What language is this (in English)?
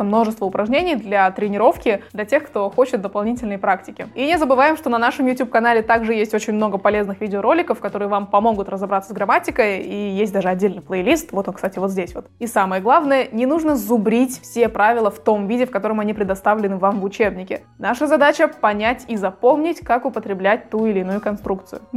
Russian